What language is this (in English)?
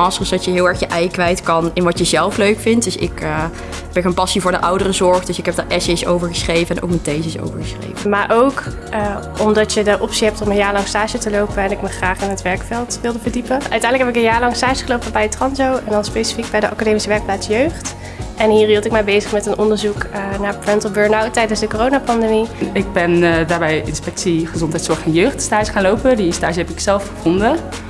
Dutch